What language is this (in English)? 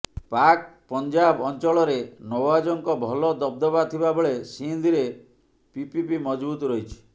Odia